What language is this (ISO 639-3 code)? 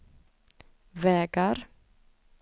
swe